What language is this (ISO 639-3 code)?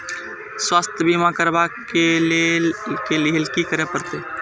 mai